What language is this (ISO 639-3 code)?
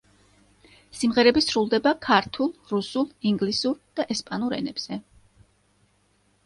kat